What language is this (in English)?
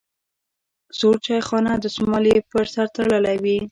Pashto